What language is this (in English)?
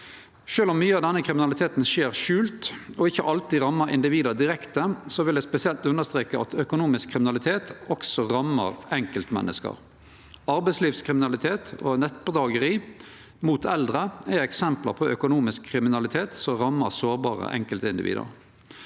Norwegian